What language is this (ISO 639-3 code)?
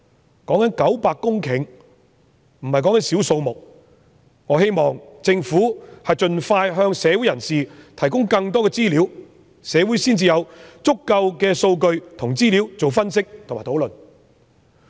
yue